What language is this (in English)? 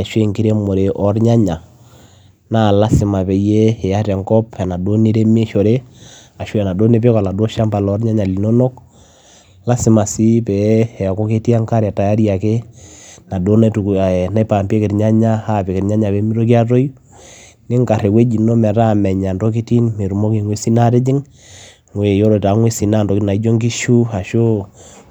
Masai